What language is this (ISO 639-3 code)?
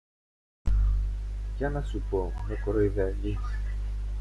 ell